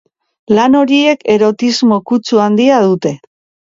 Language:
Basque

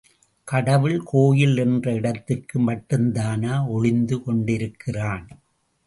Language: Tamil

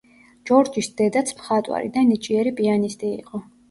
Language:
Georgian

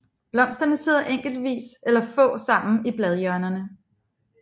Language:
Danish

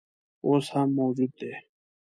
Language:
Pashto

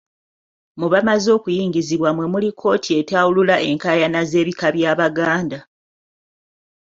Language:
Ganda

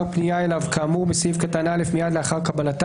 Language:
Hebrew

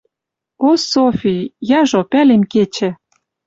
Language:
Western Mari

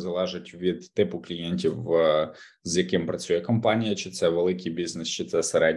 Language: Ukrainian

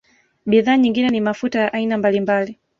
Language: Swahili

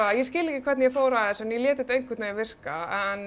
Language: Icelandic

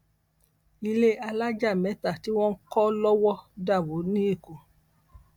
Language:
Yoruba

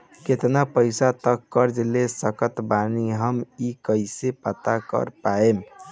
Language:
Bhojpuri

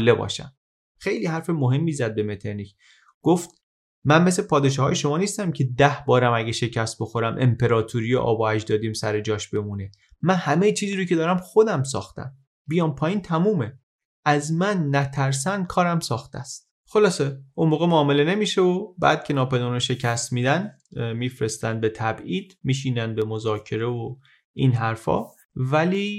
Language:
Persian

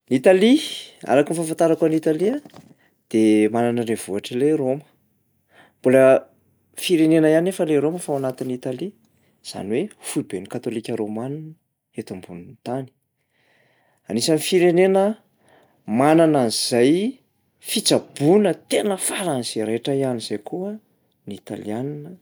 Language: Malagasy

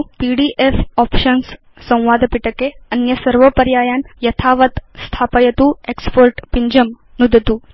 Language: Sanskrit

